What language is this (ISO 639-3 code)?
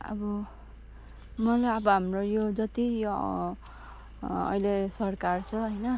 nep